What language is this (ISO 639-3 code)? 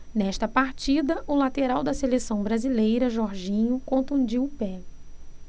por